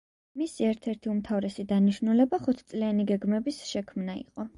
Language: Georgian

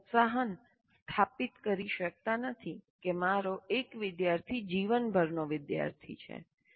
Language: Gujarati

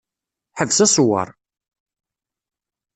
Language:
Kabyle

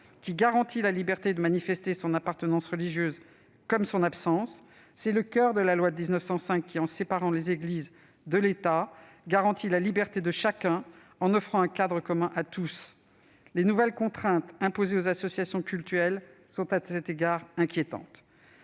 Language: French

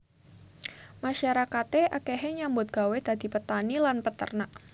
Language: Javanese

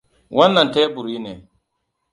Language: Hausa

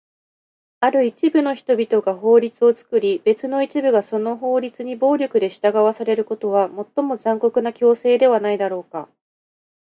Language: Japanese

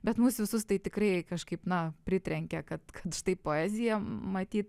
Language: Lithuanian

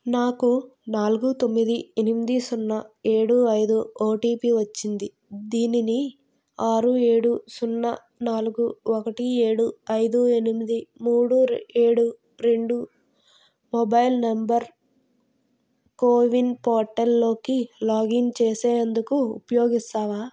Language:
Telugu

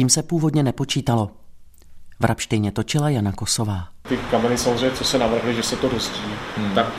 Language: Czech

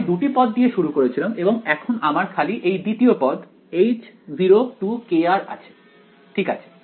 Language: Bangla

